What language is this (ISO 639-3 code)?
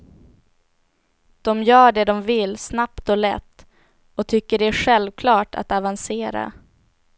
swe